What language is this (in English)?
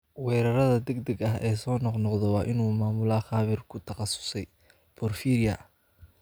Somali